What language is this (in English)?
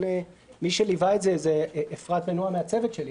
Hebrew